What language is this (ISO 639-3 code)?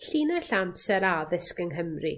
cym